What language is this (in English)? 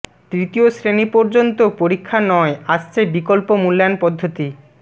Bangla